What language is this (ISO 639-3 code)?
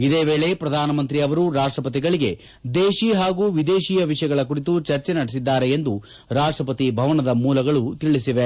kan